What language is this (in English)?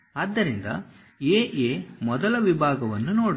Kannada